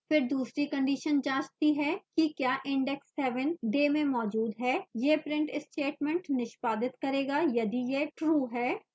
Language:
Hindi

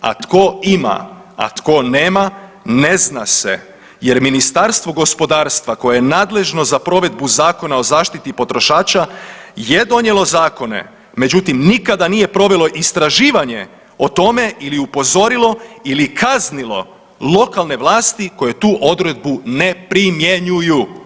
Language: Croatian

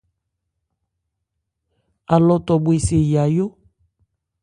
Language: Ebrié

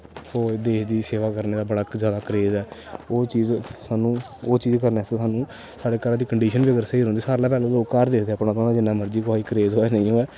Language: Dogri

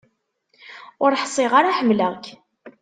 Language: Kabyle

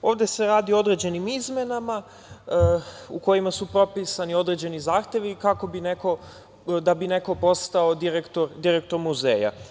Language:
Serbian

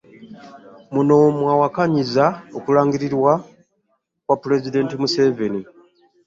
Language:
Ganda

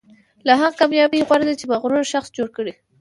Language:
Pashto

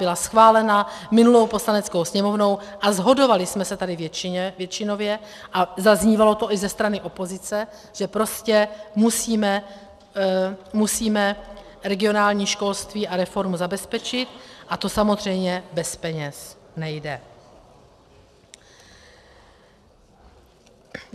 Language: Czech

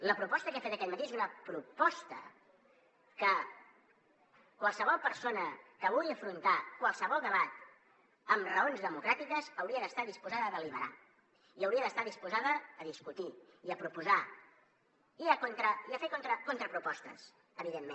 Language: Catalan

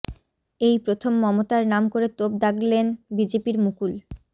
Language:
Bangla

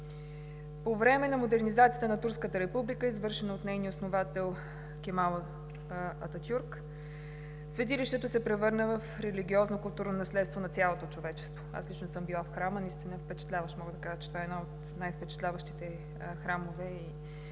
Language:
Bulgarian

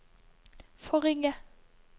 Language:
Norwegian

